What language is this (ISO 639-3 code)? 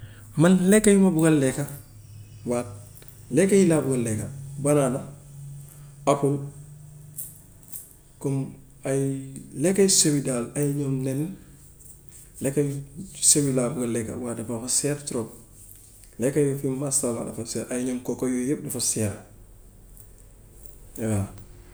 wof